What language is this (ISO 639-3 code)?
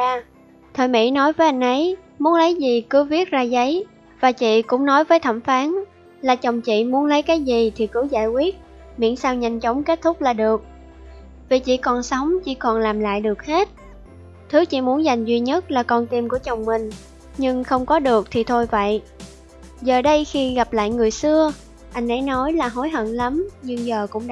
vie